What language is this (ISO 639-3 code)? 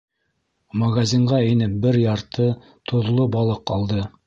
bak